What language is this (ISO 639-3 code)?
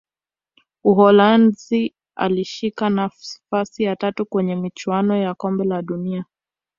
swa